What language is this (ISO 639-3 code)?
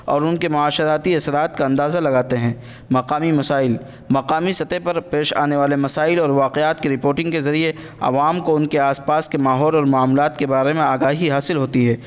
urd